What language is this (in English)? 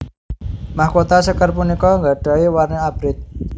Javanese